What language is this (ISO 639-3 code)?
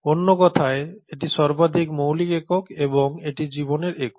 ben